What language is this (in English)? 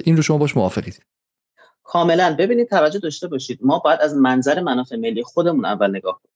Persian